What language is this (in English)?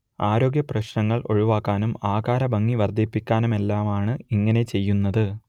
Malayalam